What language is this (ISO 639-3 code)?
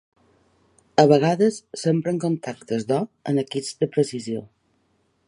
cat